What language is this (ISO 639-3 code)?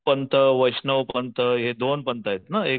mar